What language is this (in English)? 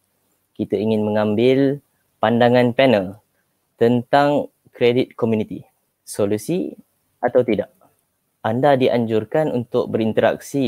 Malay